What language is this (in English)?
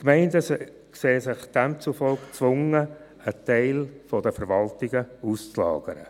Swiss German